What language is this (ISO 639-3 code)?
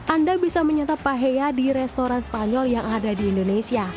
ind